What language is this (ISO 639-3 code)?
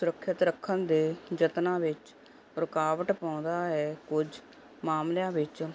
pan